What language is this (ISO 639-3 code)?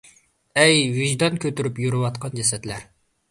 uig